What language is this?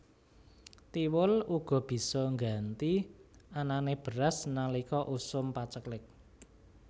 Javanese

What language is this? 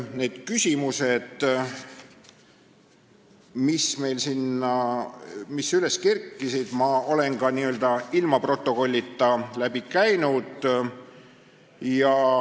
Estonian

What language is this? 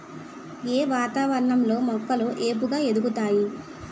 Telugu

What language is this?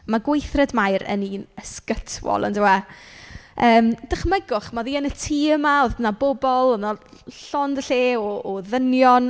Welsh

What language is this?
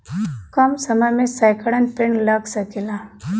Bhojpuri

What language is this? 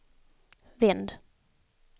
Swedish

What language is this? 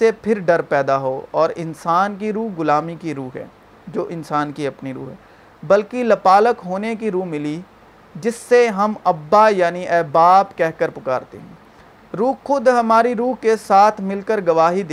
Urdu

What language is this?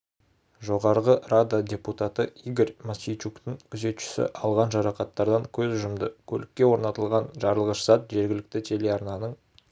Kazakh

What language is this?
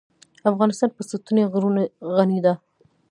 Pashto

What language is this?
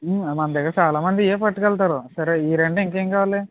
Telugu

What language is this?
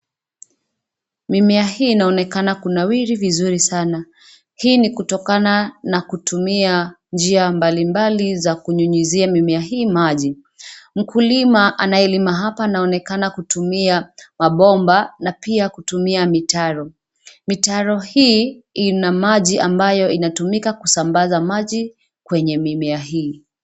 Swahili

